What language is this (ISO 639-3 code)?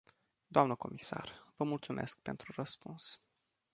ron